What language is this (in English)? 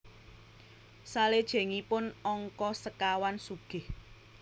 Javanese